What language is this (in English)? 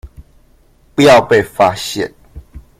Chinese